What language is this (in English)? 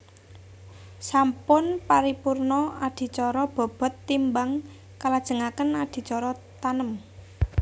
Javanese